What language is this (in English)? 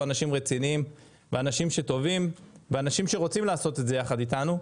Hebrew